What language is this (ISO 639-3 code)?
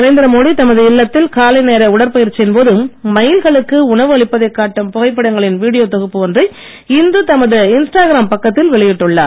tam